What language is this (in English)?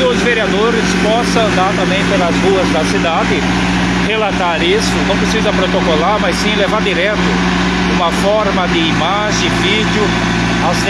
Portuguese